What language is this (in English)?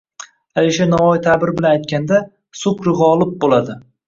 Uzbek